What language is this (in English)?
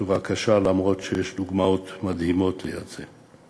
Hebrew